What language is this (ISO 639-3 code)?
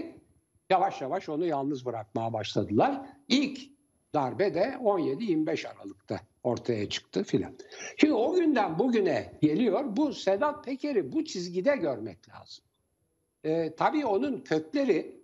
tur